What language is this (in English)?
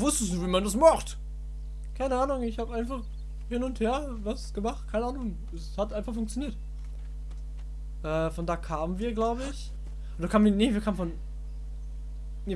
German